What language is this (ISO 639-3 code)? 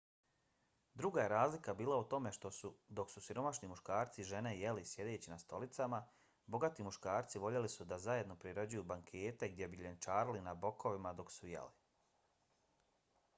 bos